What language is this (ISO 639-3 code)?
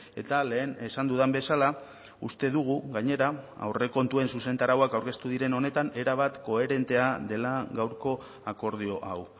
eus